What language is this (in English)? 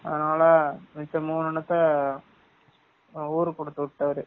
Tamil